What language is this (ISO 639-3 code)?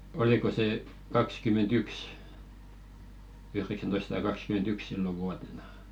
fin